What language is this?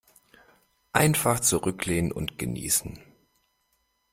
German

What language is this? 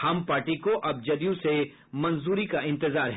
Hindi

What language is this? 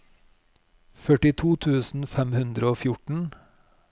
Norwegian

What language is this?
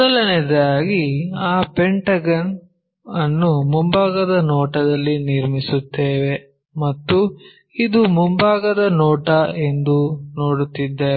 Kannada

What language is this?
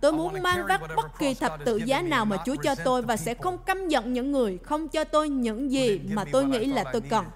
Vietnamese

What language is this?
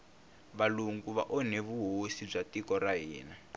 Tsonga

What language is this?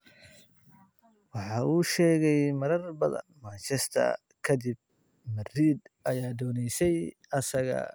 Somali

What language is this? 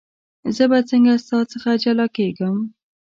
Pashto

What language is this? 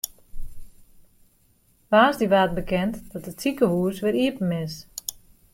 Western Frisian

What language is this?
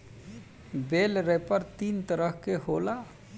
Bhojpuri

